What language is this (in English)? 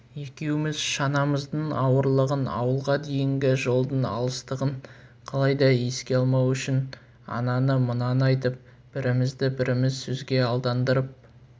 Kazakh